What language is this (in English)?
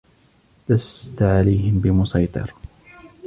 Arabic